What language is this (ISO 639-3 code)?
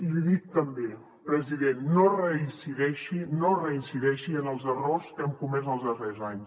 cat